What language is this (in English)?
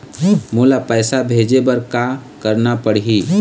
Chhattisgarhi